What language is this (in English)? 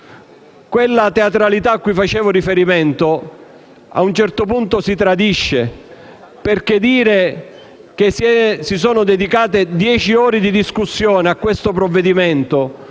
Italian